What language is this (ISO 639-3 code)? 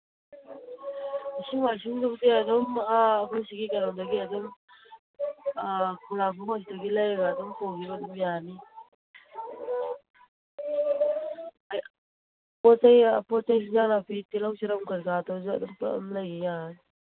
mni